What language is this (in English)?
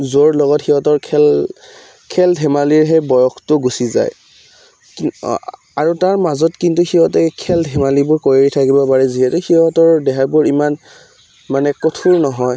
Assamese